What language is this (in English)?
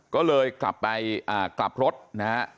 Thai